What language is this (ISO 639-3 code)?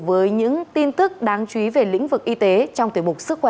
vie